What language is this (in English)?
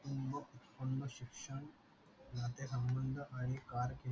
Marathi